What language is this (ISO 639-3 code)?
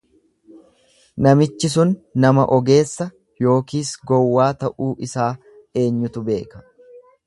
orm